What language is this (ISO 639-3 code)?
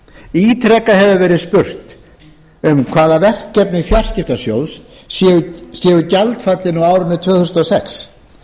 isl